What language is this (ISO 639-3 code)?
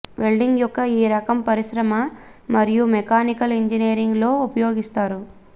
tel